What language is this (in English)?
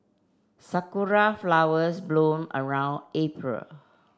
English